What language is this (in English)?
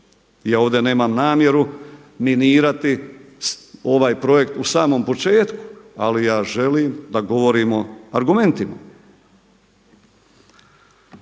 Croatian